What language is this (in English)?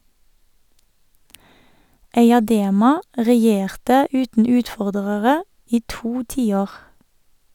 Norwegian